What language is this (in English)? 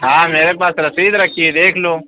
Urdu